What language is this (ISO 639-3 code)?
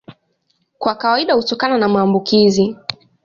swa